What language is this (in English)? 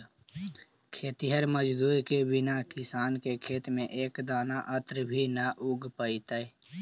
Magahi